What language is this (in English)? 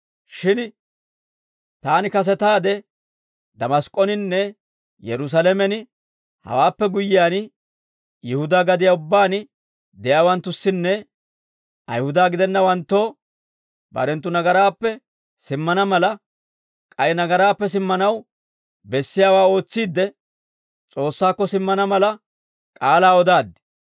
Dawro